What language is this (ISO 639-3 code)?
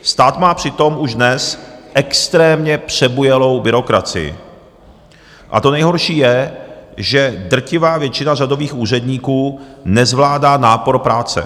ces